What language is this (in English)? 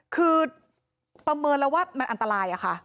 Thai